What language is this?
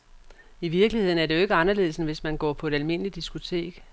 Danish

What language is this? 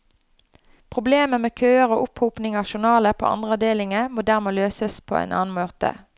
Norwegian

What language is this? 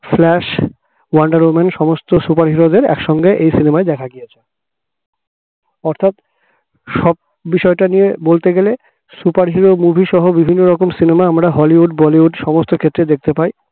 Bangla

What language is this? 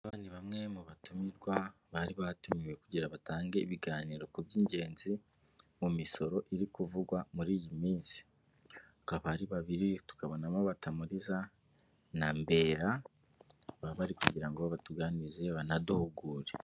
Kinyarwanda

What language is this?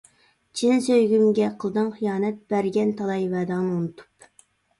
Uyghur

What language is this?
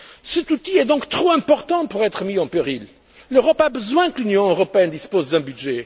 French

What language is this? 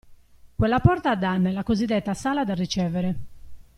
Italian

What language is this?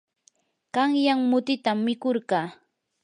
Yanahuanca Pasco Quechua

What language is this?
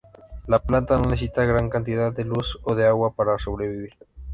Spanish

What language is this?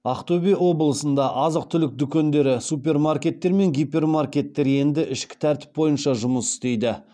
Kazakh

